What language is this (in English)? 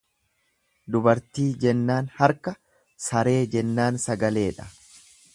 Oromo